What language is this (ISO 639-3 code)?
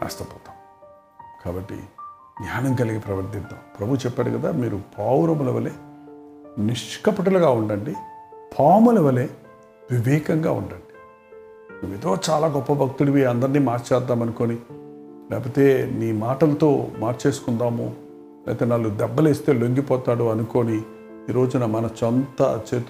tel